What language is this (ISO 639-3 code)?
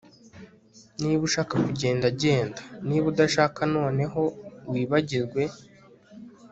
kin